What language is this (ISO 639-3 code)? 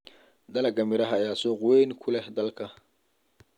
som